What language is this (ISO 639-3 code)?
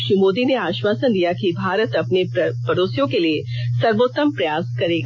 hin